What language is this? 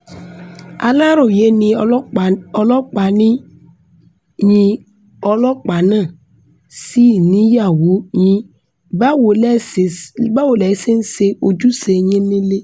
Yoruba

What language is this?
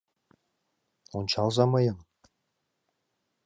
Mari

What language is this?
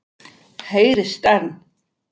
Icelandic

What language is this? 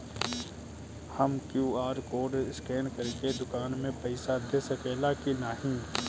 Bhojpuri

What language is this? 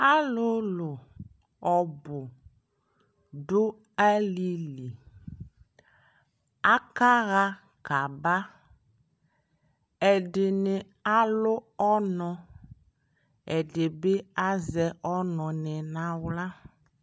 Ikposo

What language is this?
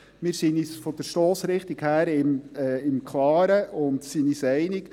Swiss German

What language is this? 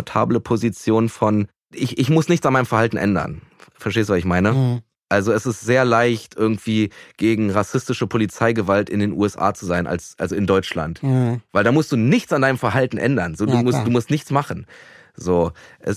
German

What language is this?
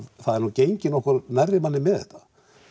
Icelandic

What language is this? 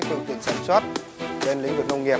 Vietnamese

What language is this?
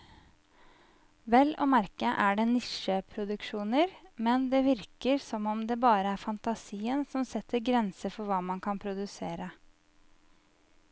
Norwegian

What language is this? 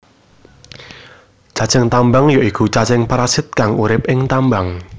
Javanese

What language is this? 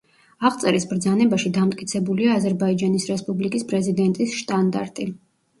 Georgian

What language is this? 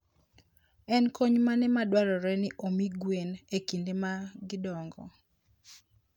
Luo (Kenya and Tanzania)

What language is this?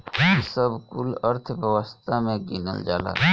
Bhojpuri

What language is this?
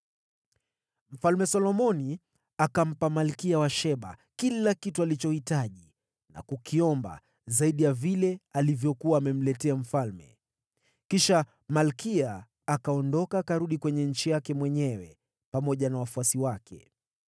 Swahili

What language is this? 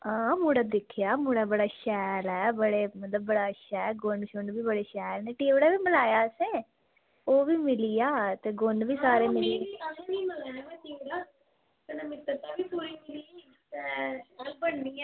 Dogri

